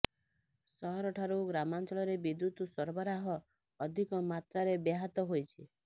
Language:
Odia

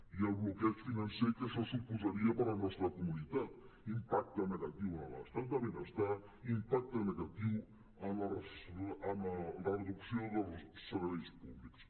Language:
Catalan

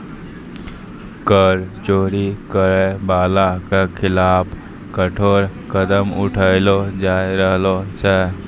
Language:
Maithili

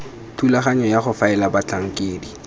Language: Tswana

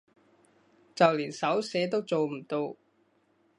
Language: Cantonese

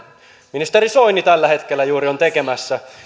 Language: Finnish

